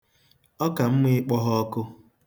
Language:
Igbo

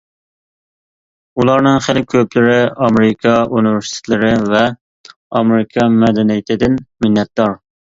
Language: Uyghur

